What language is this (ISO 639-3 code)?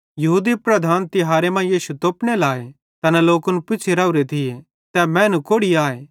bhd